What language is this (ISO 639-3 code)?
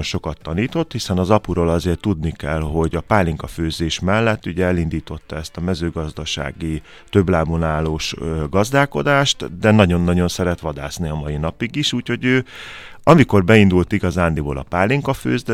hun